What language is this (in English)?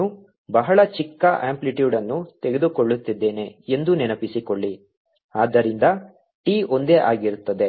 Kannada